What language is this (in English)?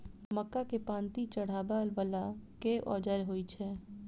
Maithili